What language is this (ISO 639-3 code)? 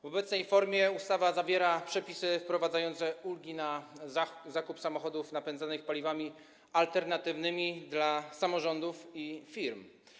pol